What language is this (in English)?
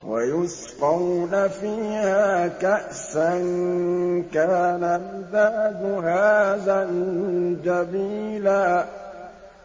Arabic